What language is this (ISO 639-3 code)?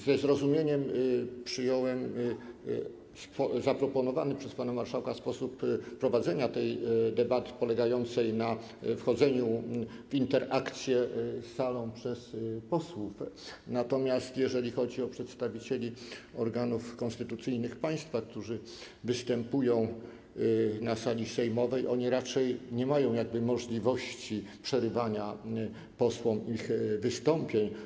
pol